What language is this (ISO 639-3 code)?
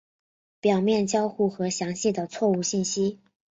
zho